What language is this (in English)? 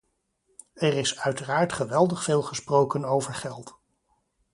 Dutch